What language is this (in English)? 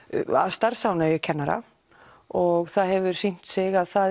Icelandic